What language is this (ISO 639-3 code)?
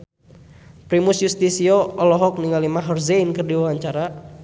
sun